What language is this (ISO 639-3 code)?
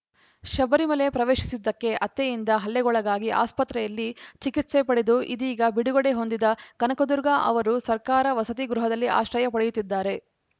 kan